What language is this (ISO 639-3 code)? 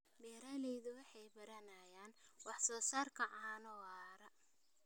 som